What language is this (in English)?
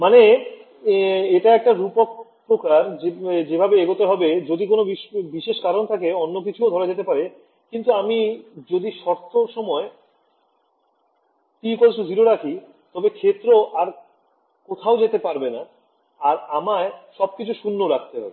Bangla